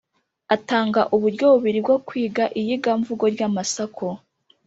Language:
Kinyarwanda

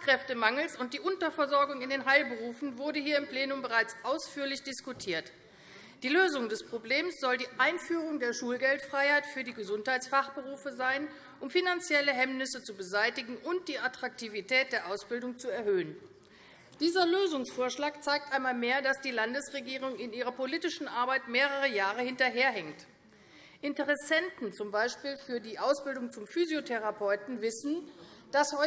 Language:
German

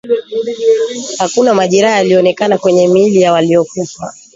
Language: Swahili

